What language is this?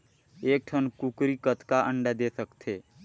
Chhattisgarhi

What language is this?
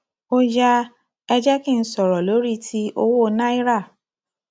Yoruba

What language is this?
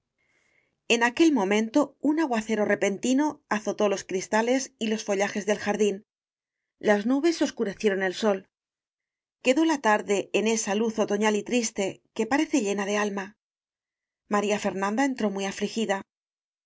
Spanish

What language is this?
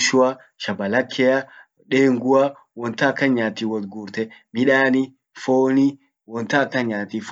Orma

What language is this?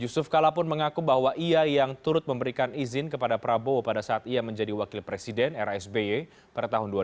Indonesian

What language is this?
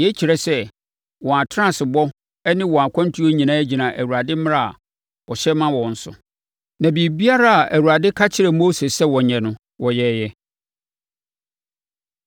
Akan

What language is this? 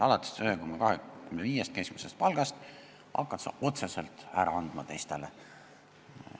Estonian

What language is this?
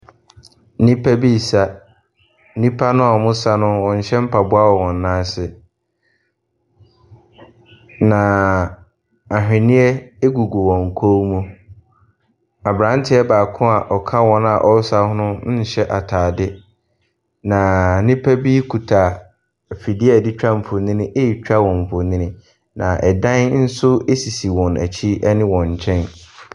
Akan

